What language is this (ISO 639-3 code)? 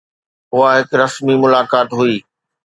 snd